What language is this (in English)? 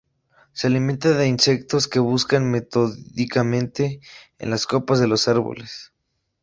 Spanish